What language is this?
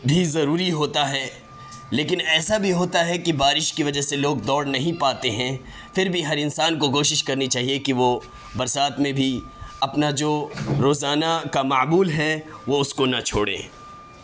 Urdu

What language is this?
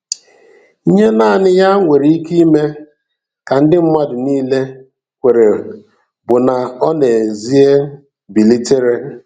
Igbo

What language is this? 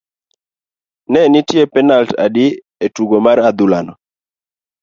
Luo (Kenya and Tanzania)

